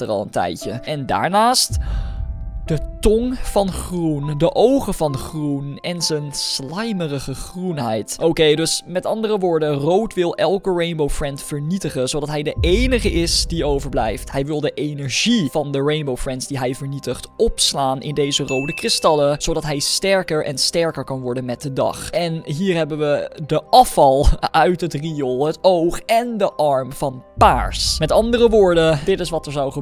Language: Dutch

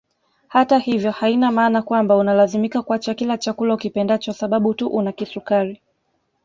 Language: Swahili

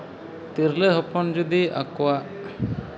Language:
Santali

